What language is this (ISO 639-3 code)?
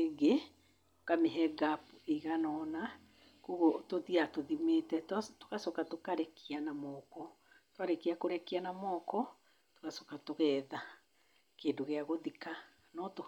kik